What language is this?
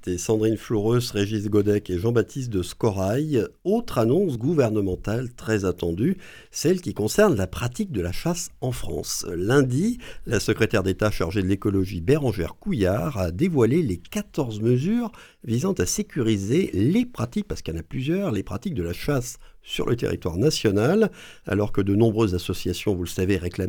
French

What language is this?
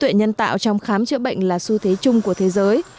Vietnamese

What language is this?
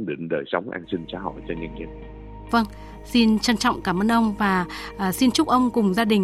Vietnamese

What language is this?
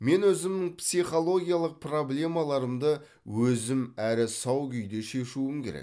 Kazakh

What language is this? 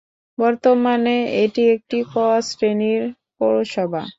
Bangla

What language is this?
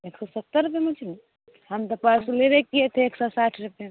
Maithili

